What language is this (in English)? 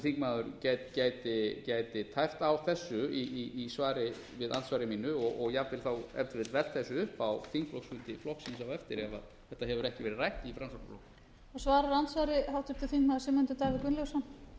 Icelandic